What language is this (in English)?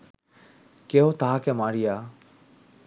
Bangla